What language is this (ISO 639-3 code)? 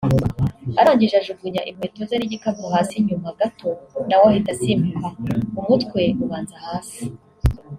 kin